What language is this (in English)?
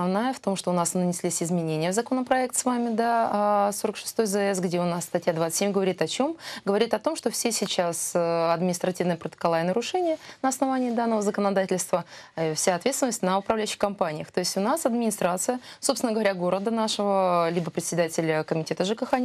Russian